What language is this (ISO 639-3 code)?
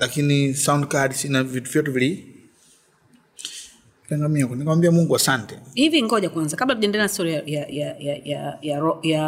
swa